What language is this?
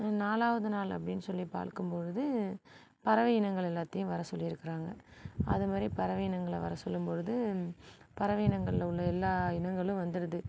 Tamil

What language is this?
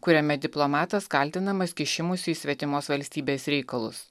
Lithuanian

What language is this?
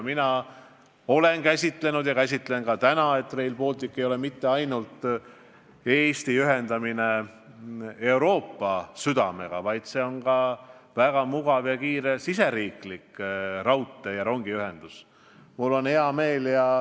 Estonian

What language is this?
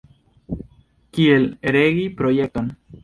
Esperanto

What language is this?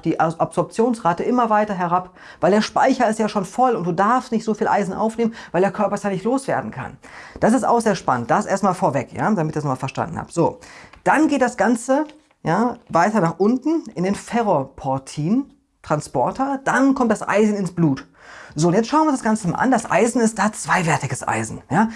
German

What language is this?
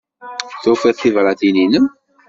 Kabyle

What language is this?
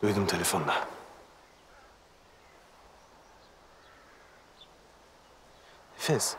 Turkish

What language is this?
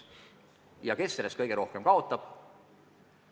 Estonian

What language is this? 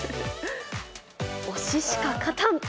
Japanese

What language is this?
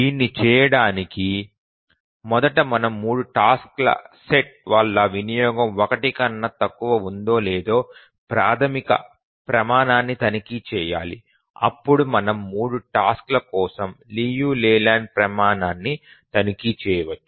Telugu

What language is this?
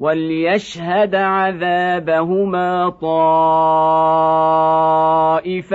Arabic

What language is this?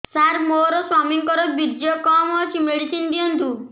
Odia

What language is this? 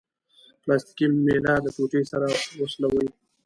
Pashto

